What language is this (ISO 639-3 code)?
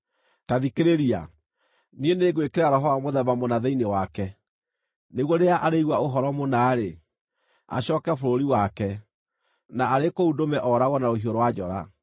kik